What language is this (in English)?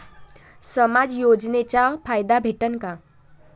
Marathi